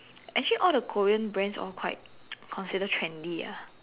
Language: English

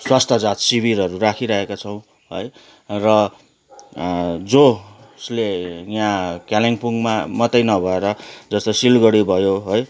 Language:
Nepali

